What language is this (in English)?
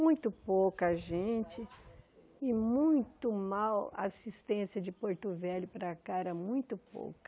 Portuguese